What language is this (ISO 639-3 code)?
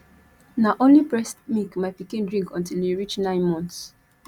pcm